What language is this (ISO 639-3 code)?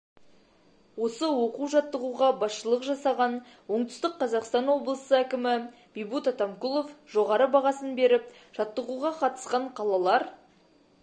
kaz